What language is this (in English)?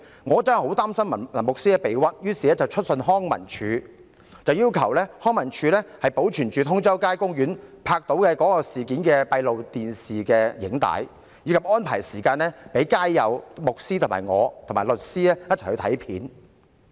Cantonese